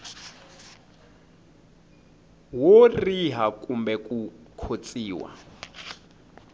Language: Tsonga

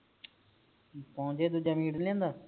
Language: Punjabi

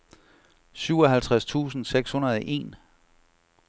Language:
Danish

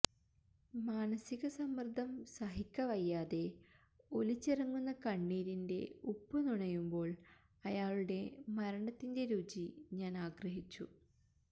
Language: Malayalam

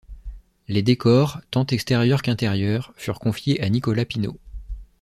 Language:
French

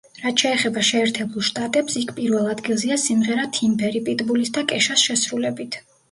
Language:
Georgian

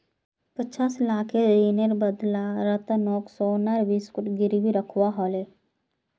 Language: Magahi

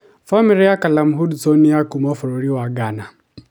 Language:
Kikuyu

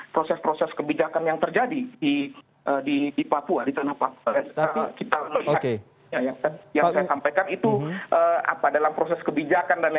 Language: Indonesian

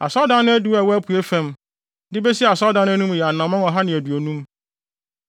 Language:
Akan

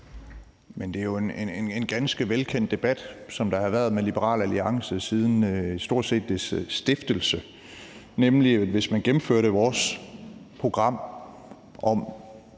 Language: Danish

